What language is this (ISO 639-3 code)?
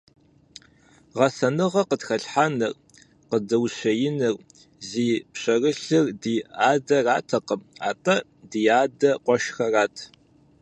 kbd